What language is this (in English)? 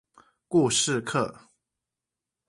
Chinese